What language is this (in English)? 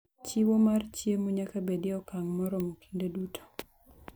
Luo (Kenya and Tanzania)